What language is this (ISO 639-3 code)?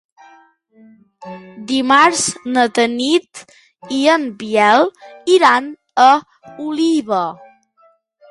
cat